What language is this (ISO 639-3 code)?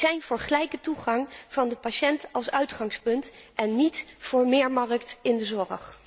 nld